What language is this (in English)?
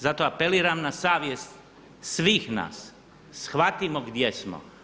Croatian